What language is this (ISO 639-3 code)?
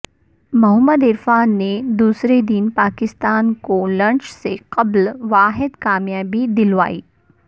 urd